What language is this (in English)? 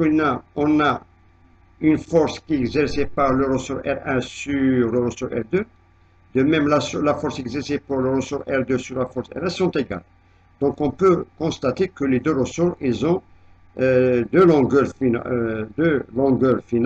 French